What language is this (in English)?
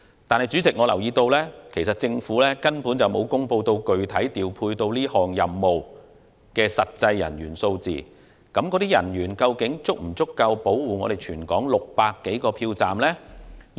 Cantonese